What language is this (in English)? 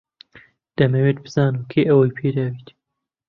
Central Kurdish